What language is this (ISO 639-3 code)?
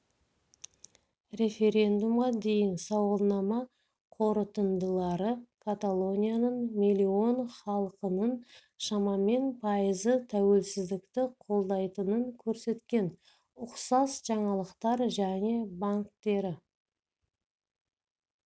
kaz